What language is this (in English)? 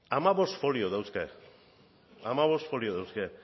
Basque